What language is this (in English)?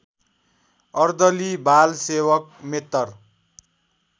Nepali